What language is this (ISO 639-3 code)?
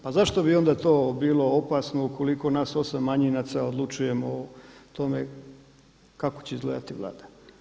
hrv